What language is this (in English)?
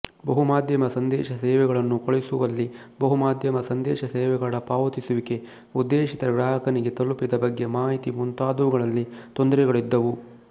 Kannada